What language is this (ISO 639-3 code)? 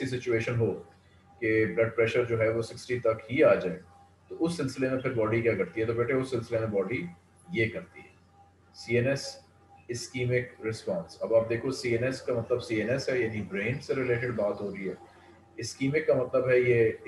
hin